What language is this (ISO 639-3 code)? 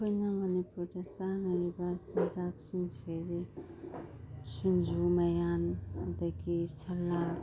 mni